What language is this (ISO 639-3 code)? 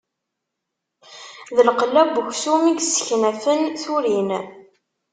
kab